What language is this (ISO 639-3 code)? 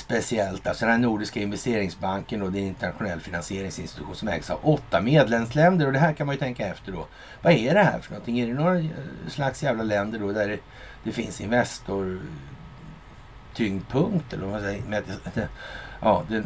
swe